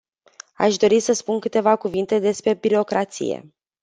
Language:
Romanian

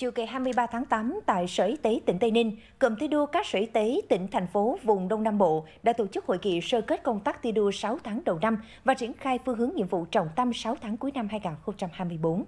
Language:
Vietnamese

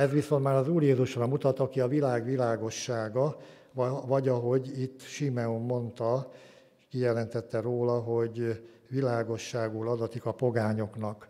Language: Hungarian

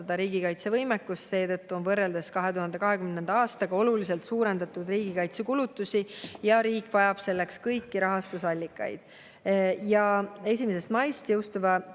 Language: Estonian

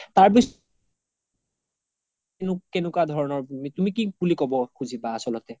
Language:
Assamese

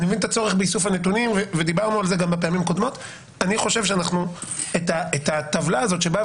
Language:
Hebrew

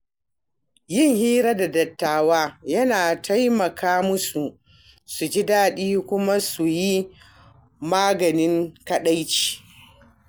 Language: Hausa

